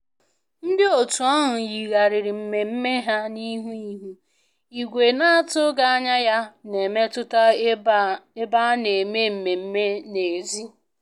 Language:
Igbo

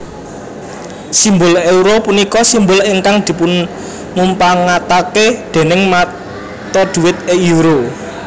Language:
Javanese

